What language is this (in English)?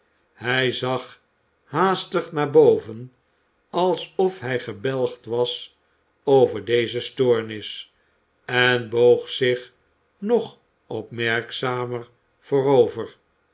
Dutch